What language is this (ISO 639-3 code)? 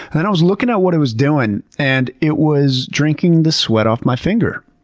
eng